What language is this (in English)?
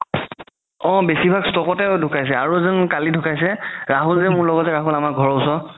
Assamese